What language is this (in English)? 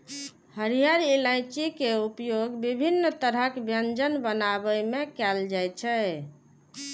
Maithili